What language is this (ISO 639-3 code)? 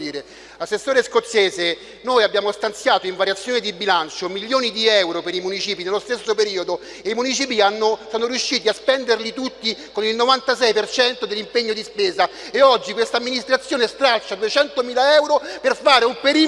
ita